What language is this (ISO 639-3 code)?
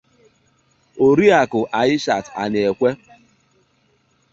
ibo